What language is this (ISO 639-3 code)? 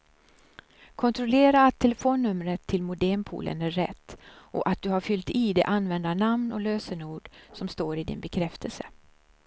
swe